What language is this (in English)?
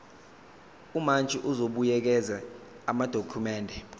Zulu